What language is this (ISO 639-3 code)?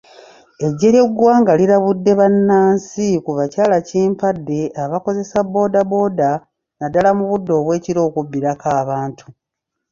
lug